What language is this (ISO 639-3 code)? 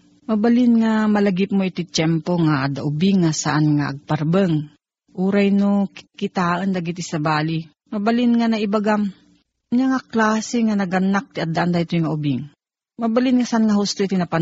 fil